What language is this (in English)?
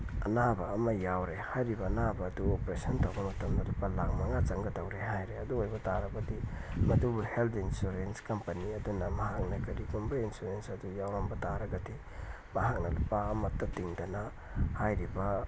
Manipuri